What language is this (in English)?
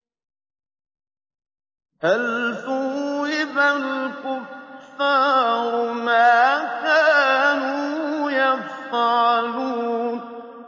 Arabic